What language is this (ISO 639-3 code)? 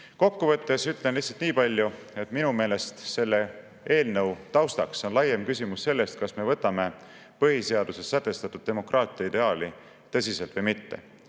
est